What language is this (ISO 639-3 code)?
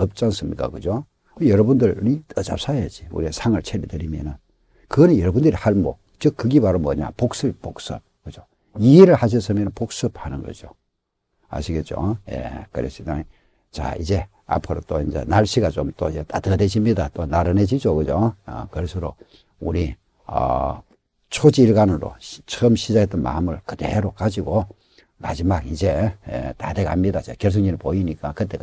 kor